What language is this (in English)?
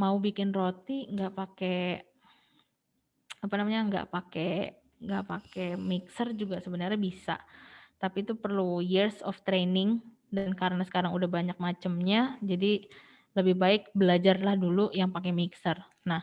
Indonesian